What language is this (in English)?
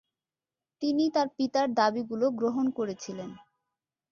Bangla